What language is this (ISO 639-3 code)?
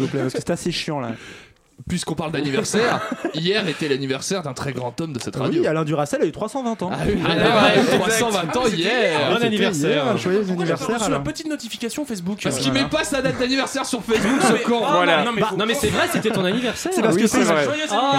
fra